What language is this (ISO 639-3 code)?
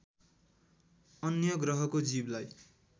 nep